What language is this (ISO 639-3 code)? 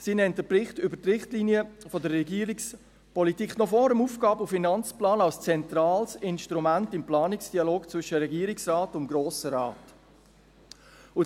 gsw